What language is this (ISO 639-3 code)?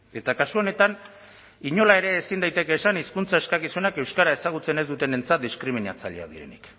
eus